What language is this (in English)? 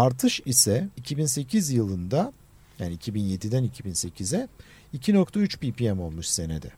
Turkish